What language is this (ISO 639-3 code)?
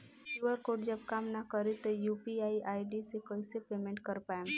bho